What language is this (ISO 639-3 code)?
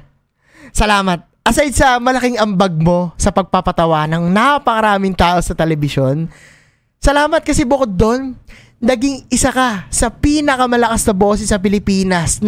fil